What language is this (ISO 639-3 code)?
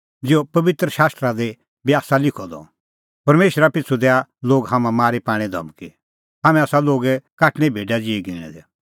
kfx